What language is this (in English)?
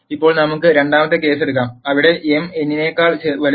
Malayalam